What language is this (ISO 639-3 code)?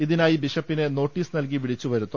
mal